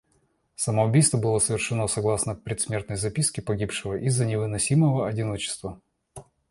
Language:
Russian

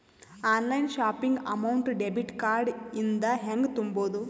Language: Kannada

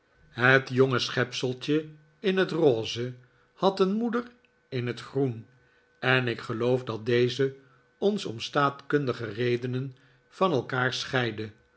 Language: Dutch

